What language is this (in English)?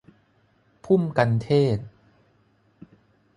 Thai